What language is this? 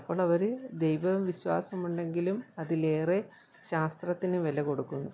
Malayalam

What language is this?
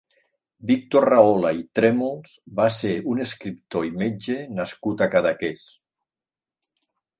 Catalan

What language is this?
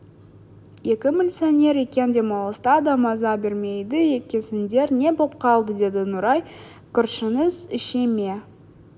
Kazakh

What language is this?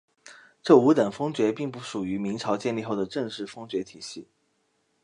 Chinese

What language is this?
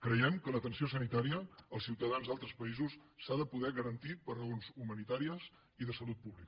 Catalan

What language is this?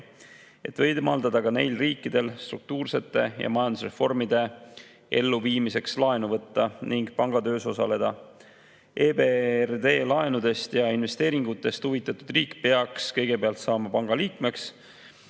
Estonian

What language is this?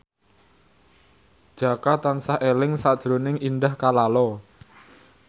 Javanese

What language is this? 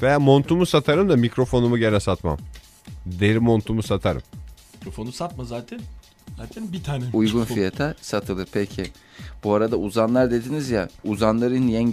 Turkish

